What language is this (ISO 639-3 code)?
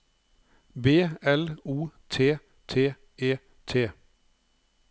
nor